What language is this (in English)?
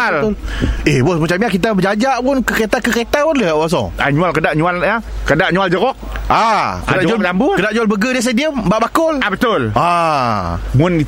Malay